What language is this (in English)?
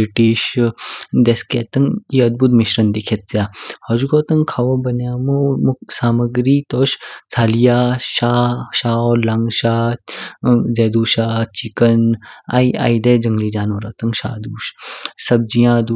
Kinnauri